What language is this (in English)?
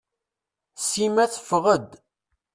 Kabyle